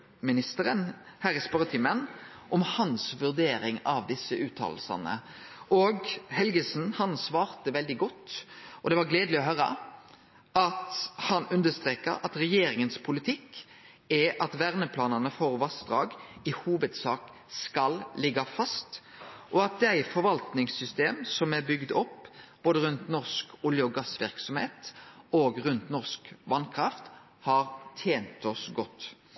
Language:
Norwegian Nynorsk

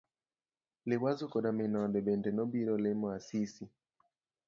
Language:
Luo (Kenya and Tanzania)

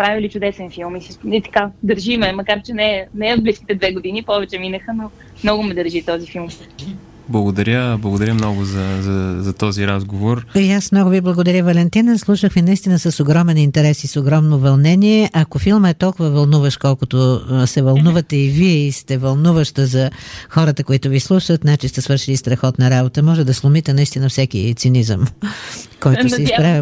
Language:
Bulgarian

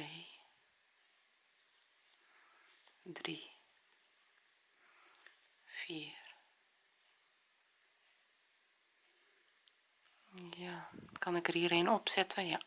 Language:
Dutch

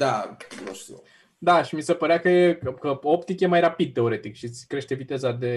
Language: Romanian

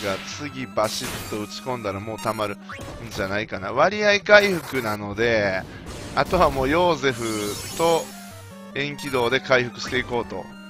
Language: Japanese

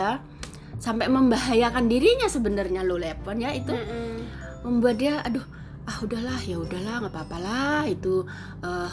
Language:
Indonesian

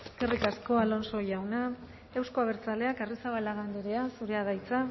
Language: Basque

